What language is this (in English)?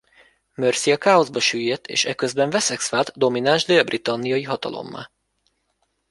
Hungarian